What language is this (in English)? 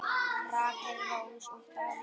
Icelandic